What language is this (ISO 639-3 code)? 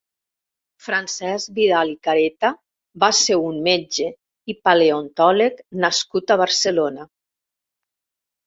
cat